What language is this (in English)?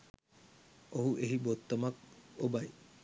Sinhala